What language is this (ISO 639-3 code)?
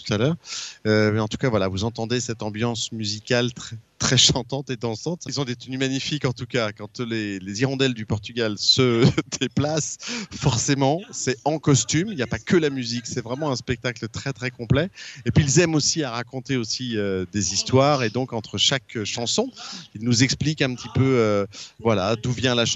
fra